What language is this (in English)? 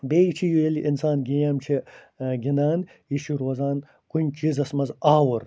Kashmiri